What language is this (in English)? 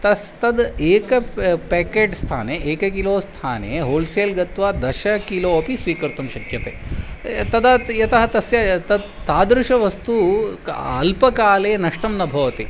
Sanskrit